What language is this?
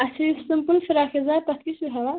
Kashmiri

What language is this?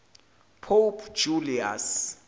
Zulu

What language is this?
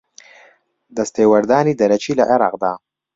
Central Kurdish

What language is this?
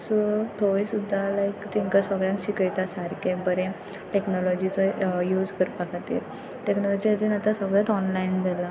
Konkani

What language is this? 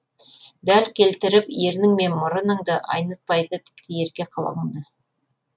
Kazakh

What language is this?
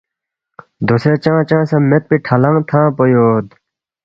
Balti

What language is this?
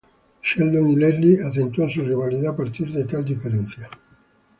Spanish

